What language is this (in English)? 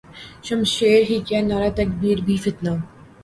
Urdu